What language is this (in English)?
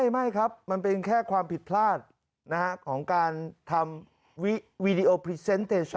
Thai